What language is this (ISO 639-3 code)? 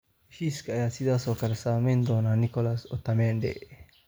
som